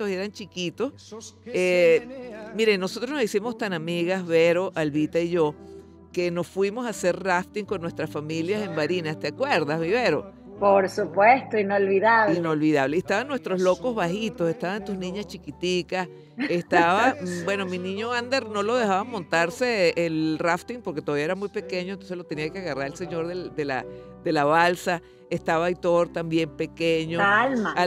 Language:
Spanish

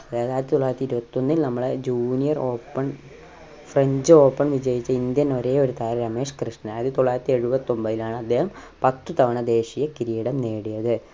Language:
Malayalam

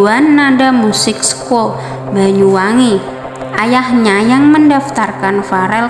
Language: Indonesian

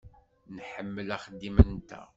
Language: Kabyle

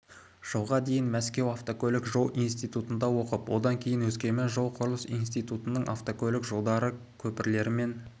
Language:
Kazakh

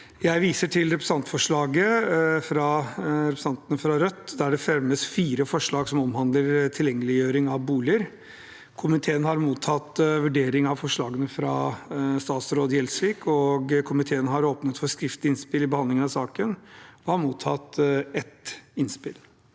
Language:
Norwegian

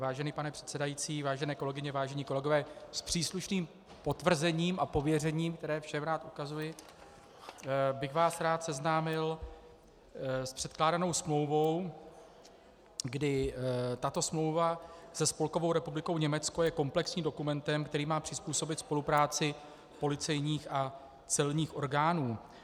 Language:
Czech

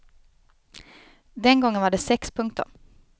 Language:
Swedish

